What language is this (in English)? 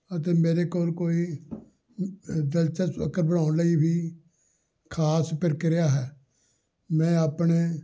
Punjabi